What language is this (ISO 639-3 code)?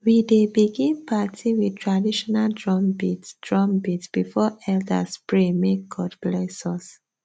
pcm